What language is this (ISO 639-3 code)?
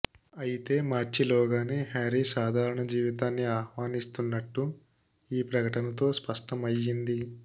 tel